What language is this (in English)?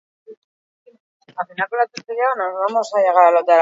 Basque